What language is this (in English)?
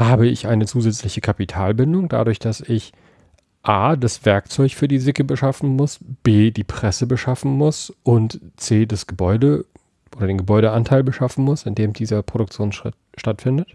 German